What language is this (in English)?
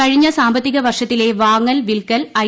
Malayalam